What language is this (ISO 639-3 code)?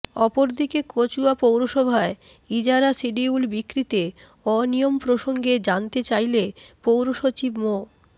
ben